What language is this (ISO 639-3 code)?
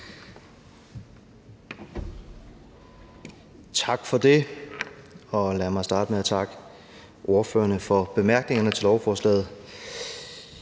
dan